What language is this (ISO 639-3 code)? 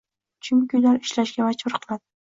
uzb